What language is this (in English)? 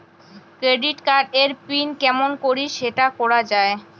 Bangla